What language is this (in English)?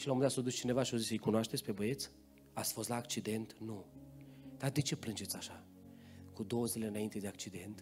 Romanian